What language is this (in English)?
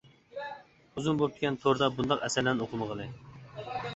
Uyghur